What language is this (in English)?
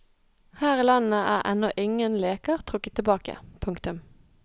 Norwegian